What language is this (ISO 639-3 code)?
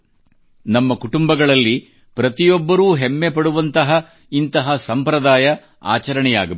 kan